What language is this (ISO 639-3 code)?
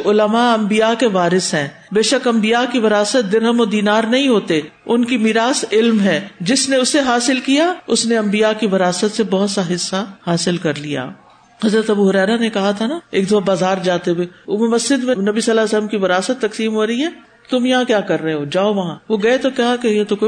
urd